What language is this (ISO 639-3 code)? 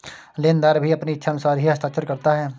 hin